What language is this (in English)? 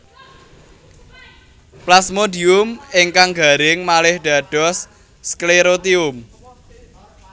Javanese